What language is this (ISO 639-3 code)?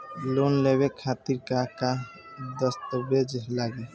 bho